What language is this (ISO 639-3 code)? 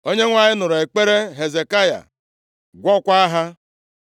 ibo